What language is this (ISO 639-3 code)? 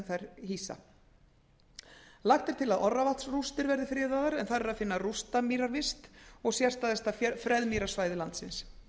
isl